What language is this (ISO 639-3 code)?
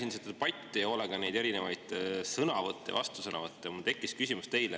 est